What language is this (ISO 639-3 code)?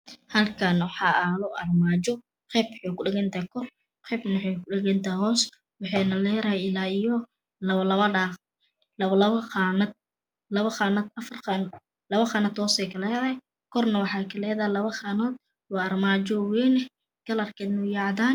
som